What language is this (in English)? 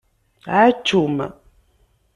Kabyle